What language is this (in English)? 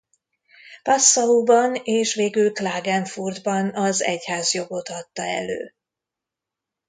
Hungarian